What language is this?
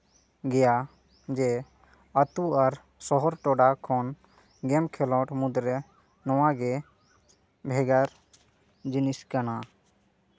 Santali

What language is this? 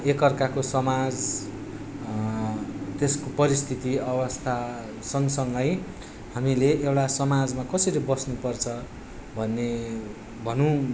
Nepali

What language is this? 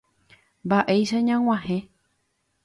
Guarani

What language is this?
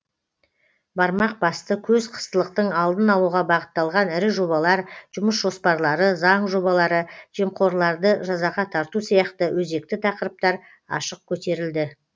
Kazakh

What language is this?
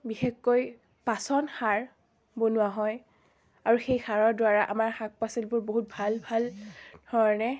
Assamese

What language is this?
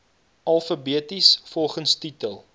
Afrikaans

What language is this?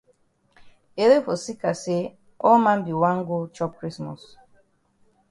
Cameroon Pidgin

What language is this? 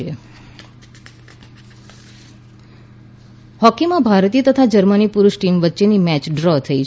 Gujarati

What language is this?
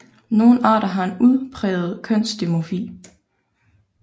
Danish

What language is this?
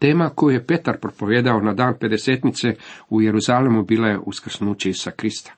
Croatian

